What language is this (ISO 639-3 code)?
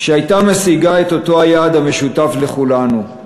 heb